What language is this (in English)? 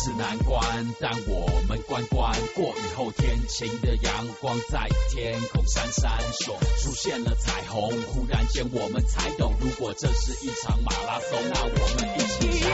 Chinese